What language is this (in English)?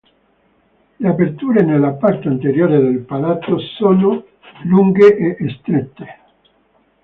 Italian